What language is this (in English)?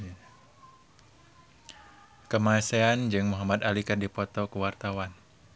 Sundanese